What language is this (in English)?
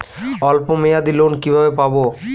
Bangla